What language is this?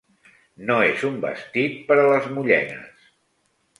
Catalan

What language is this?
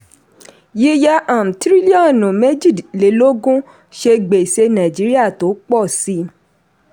Yoruba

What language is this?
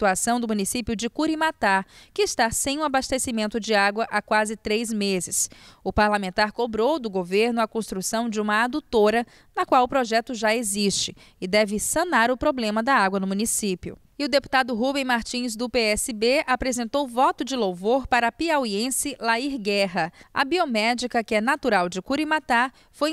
Portuguese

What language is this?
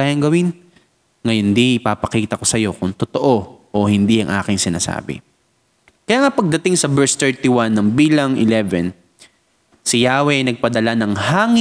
Filipino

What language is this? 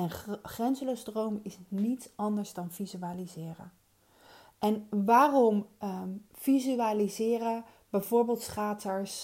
Dutch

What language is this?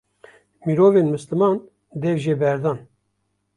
Kurdish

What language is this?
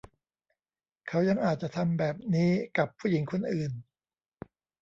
Thai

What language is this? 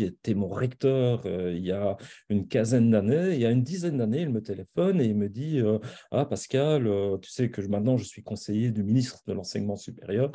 French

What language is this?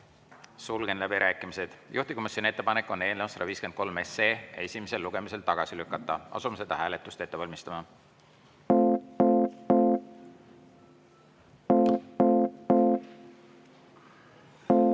Estonian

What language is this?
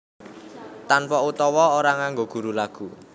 Javanese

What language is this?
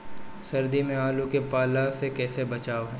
Bhojpuri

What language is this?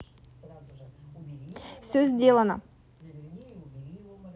Russian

